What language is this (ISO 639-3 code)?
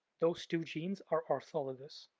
eng